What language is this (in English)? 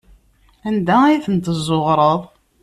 Kabyle